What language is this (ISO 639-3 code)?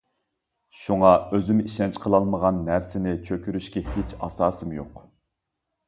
uig